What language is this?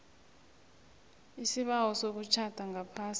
South Ndebele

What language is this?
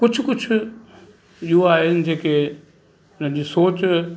Sindhi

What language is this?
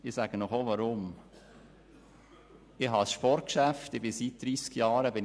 Swiss German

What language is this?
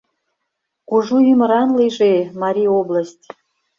Mari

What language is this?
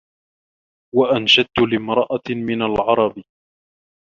Arabic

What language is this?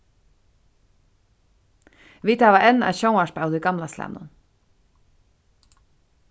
Faroese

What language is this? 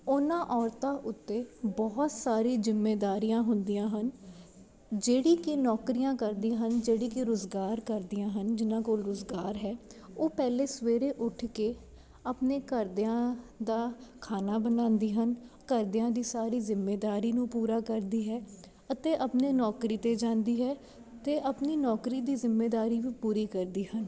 Punjabi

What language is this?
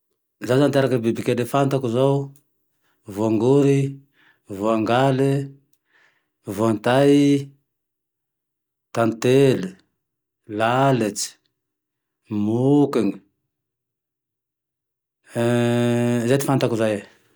Tandroy-Mahafaly Malagasy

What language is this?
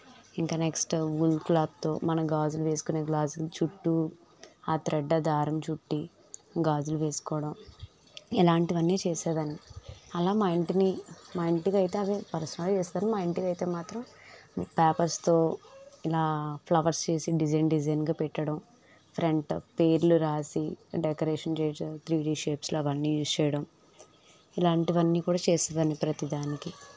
Telugu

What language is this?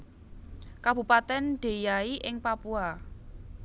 Javanese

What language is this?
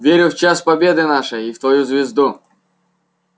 Russian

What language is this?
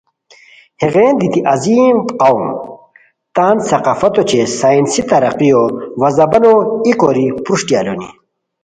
Khowar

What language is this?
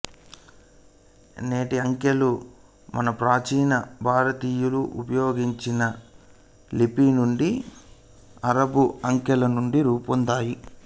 Telugu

